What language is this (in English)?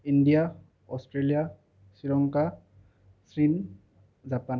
Assamese